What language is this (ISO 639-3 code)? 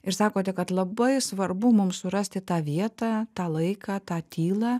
lit